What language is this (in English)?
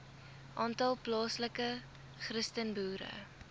Afrikaans